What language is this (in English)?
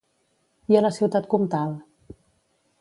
Catalan